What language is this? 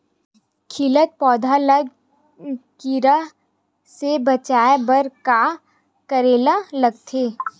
Chhattisgarhi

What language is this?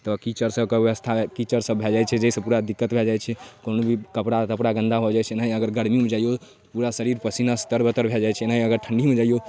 Maithili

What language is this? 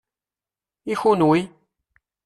Kabyle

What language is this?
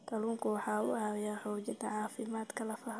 Somali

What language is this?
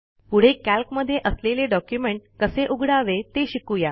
Marathi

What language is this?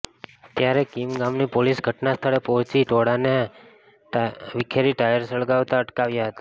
Gujarati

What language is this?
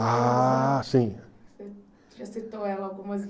Portuguese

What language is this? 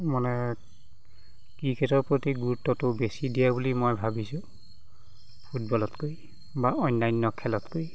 Assamese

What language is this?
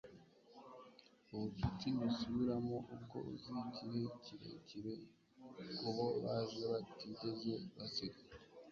Kinyarwanda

